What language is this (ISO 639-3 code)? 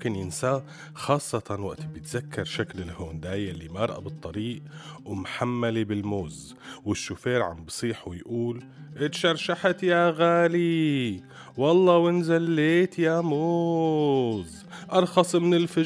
ara